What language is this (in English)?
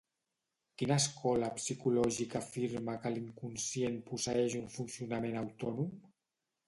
Catalan